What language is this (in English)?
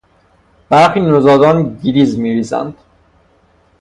Persian